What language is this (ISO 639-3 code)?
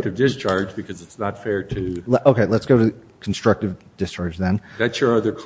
eng